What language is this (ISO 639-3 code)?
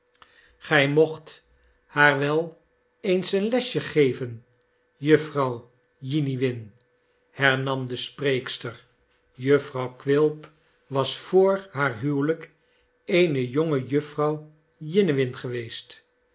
nld